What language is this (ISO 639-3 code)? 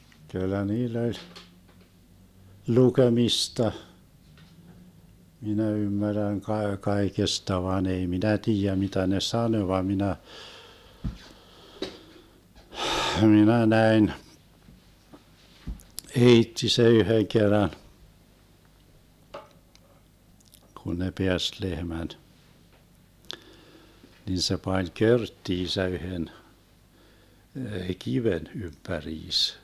fin